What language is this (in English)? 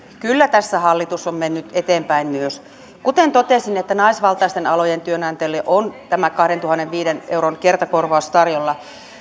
Finnish